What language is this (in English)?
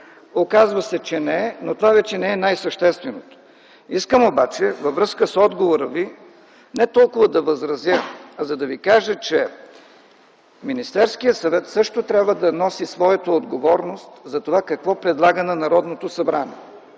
Bulgarian